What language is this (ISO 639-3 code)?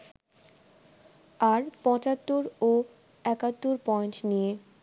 ben